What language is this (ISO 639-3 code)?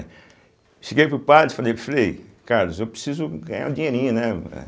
por